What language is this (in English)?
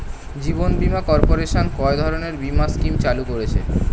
Bangla